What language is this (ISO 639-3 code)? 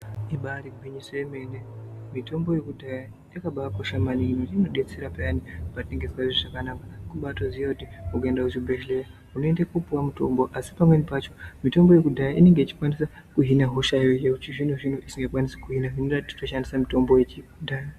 ndc